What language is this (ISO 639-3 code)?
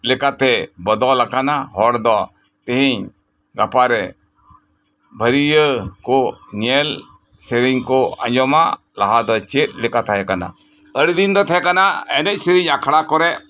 sat